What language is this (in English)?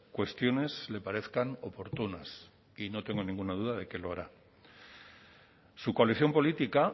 Spanish